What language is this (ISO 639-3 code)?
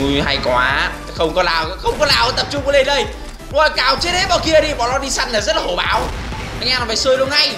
vie